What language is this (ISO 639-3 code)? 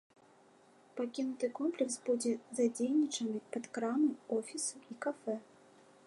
bel